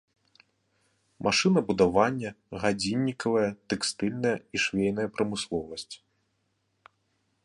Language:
Belarusian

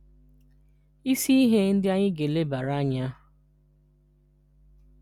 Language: Igbo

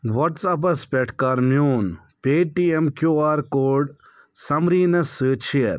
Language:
Kashmiri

